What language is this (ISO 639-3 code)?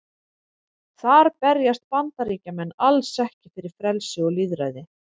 isl